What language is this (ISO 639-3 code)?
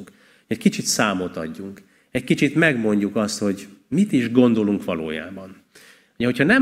hun